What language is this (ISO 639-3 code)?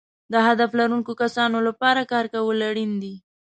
pus